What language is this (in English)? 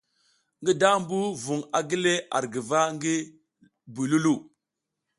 South Giziga